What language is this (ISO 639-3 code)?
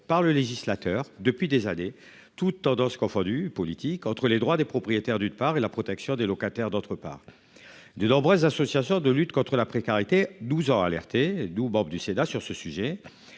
fra